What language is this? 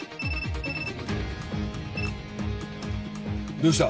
Japanese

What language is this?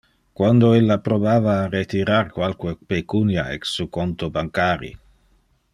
Interlingua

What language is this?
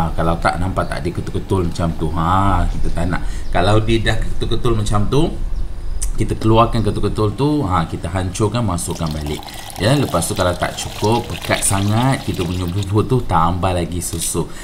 Malay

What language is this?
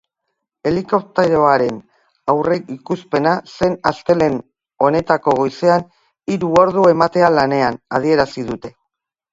Basque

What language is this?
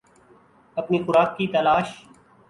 Urdu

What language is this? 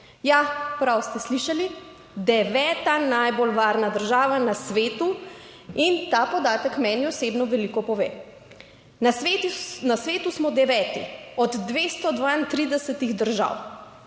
Slovenian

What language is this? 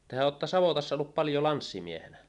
Finnish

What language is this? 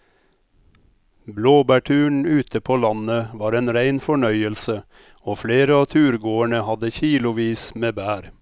Norwegian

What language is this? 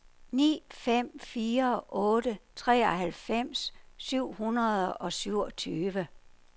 Danish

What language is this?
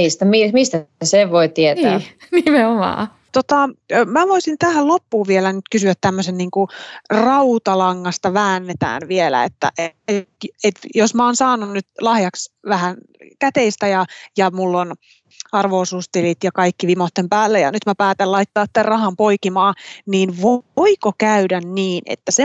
Finnish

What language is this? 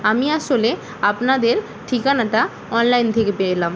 Bangla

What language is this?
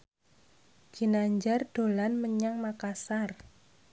Javanese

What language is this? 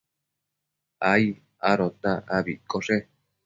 Matsés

